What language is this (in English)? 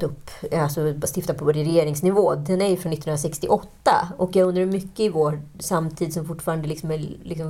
Swedish